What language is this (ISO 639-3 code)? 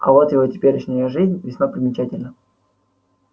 rus